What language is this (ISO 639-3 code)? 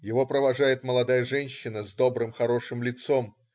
rus